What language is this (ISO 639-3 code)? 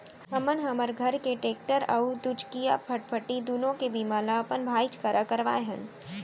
hne